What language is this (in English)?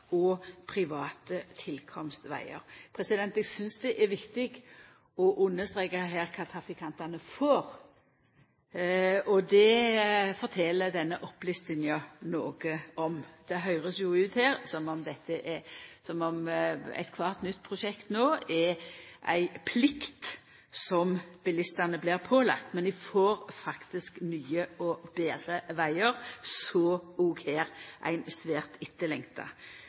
Norwegian Nynorsk